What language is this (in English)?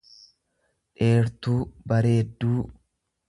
Oromo